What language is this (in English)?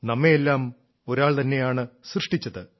Malayalam